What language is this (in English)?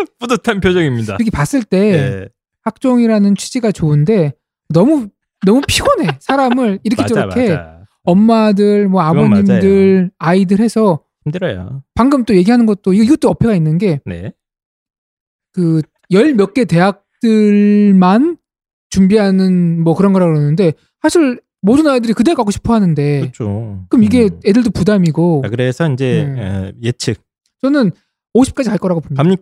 Korean